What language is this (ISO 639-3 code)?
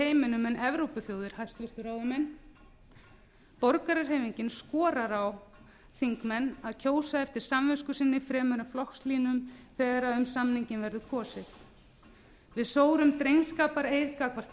isl